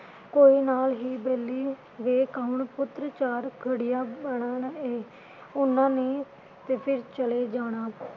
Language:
Punjabi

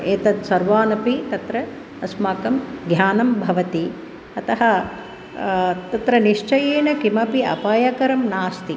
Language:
Sanskrit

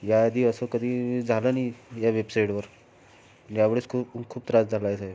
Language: Marathi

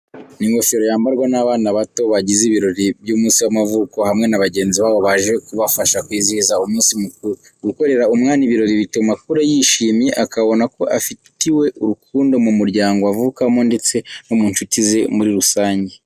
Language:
Kinyarwanda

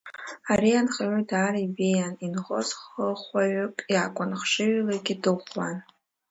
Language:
Abkhazian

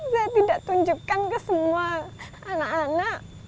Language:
Indonesian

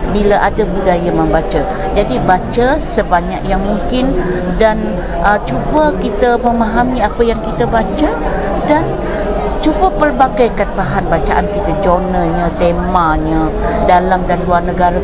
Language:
Malay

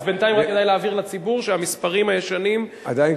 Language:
Hebrew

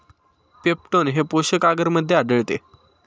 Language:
Marathi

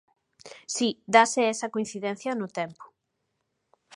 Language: Galician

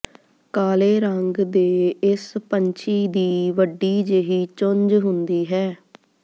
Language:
Punjabi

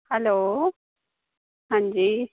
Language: Dogri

